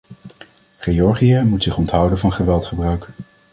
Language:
Dutch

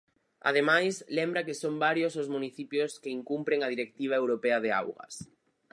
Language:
Galician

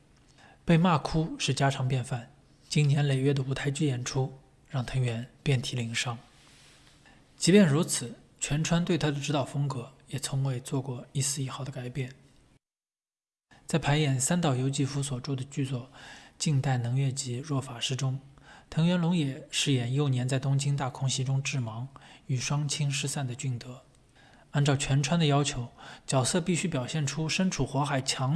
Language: Chinese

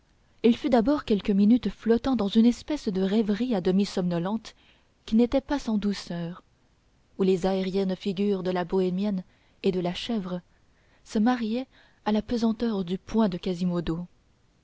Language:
French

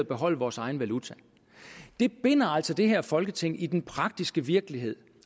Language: Danish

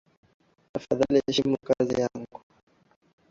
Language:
Swahili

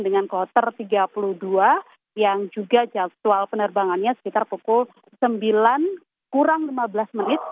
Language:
Indonesian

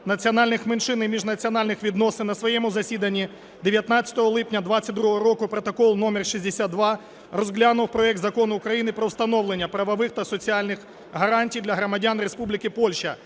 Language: Ukrainian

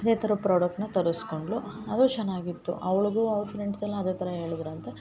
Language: Kannada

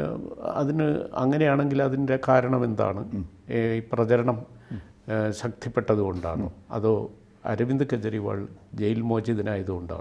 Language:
Malayalam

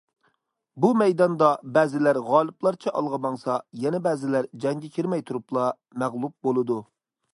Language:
Uyghur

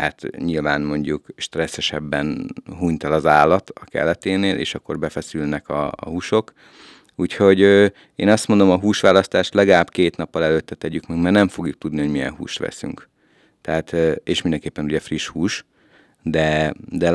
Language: Hungarian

